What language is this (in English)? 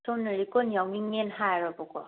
Manipuri